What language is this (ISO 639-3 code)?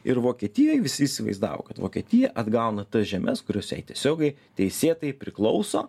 lit